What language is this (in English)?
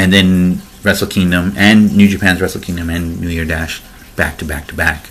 English